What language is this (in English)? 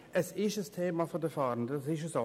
Swiss German